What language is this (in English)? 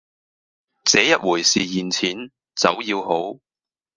Cantonese